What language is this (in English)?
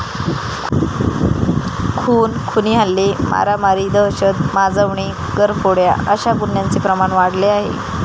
Marathi